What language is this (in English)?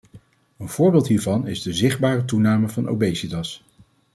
Dutch